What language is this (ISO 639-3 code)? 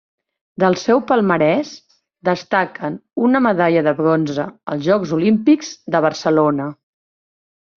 cat